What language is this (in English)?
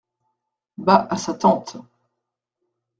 French